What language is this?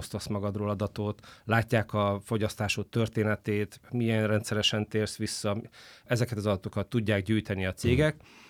Hungarian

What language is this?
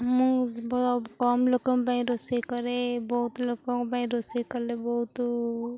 Odia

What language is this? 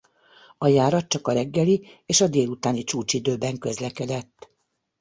Hungarian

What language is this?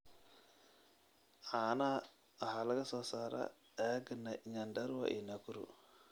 Somali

